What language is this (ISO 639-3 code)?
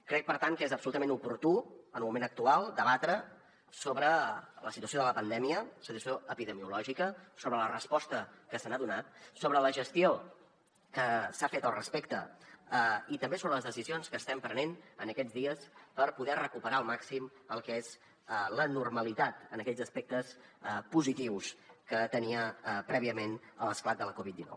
cat